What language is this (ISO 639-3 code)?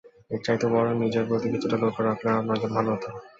ben